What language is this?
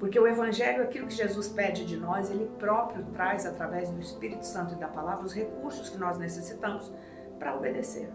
Portuguese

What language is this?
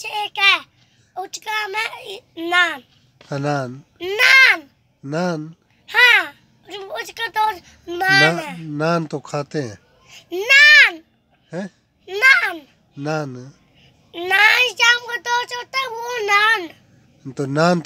Hindi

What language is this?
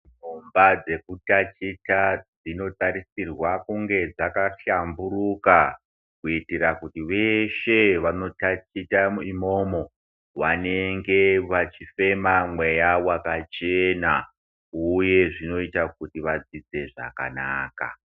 Ndau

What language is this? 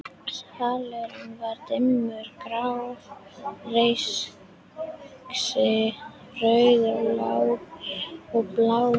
Icelandic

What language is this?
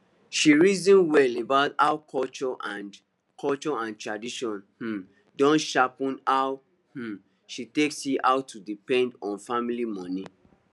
Nigerian Pidgin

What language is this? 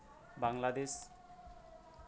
Santali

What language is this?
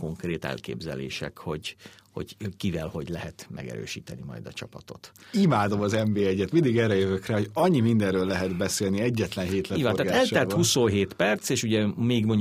Hungarian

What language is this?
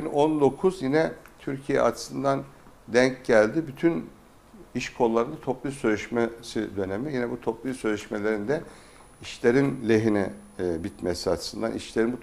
Turkish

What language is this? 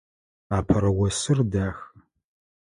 Adyghe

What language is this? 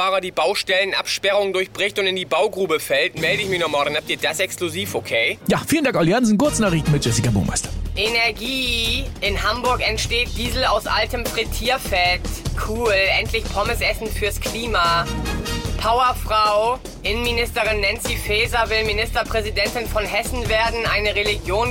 German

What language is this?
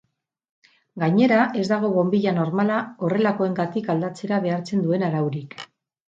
Basque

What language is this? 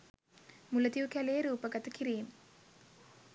Sinhala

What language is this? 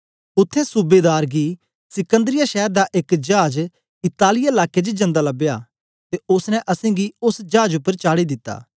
Dogri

